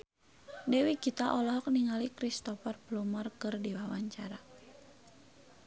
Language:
Sundanese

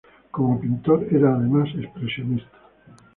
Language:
Spanish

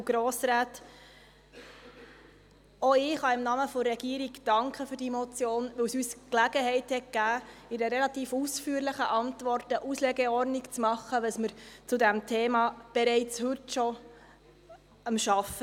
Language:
Swiss German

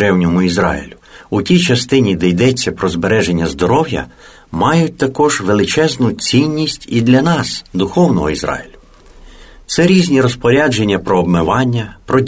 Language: Ukrainian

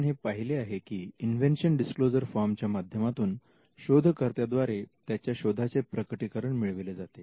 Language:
Marathi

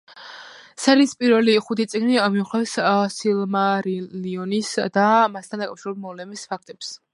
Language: Georgian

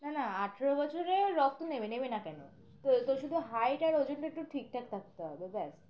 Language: Bangla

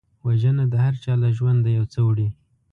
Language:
Pashto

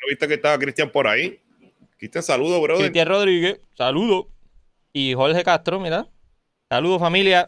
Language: Spanish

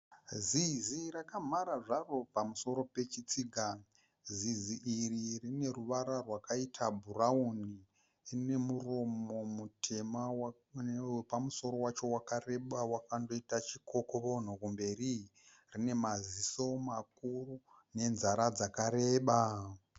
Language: Shona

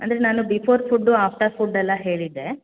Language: Kannada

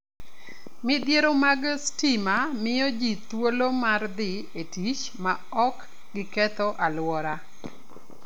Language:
Luo (Kenya and Tanzania)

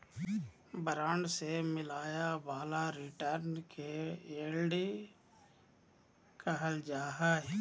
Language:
Magahi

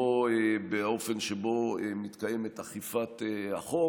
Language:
Hebrew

